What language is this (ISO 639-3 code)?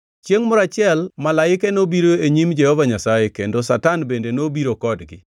luo